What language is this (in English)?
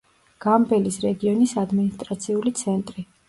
Georgian